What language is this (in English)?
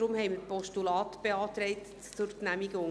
Swiss German